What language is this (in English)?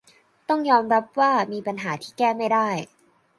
Thai